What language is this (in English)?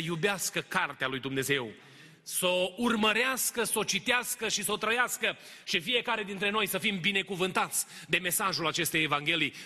Romanian